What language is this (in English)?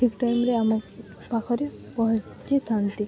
Odia